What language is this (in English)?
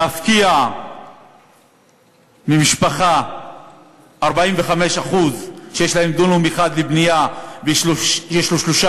Hebrew